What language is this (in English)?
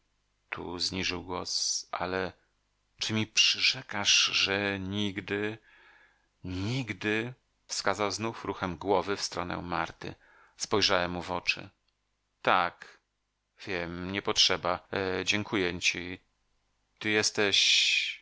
Polish